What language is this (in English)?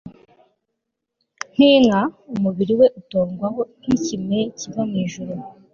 Kinyarwanda